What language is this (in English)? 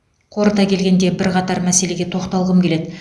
Kazakh